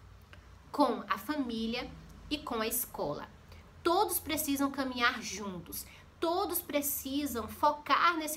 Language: Portuguese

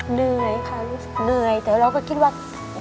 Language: Thai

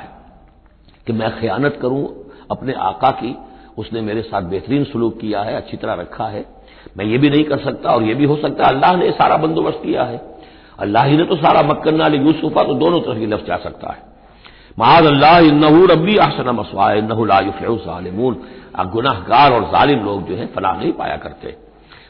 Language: Hindi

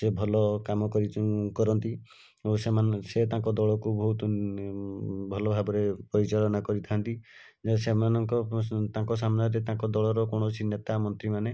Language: Odia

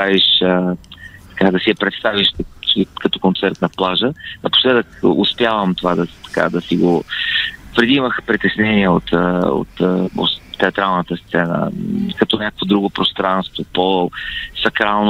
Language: Bulgarian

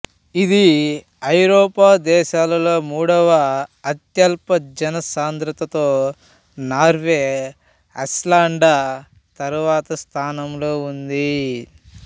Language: Telugu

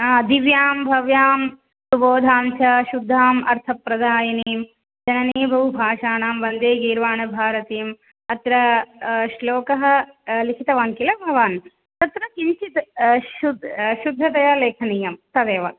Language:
Sanskrit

